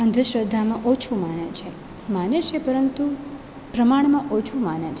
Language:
Gujarati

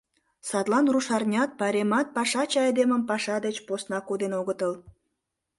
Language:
Mari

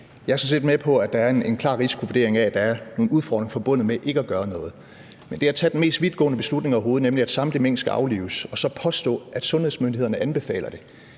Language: Danish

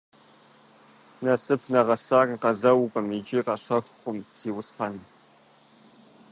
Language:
Kabardian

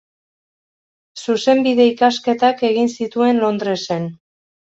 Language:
Basque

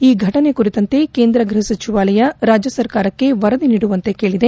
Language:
Kannada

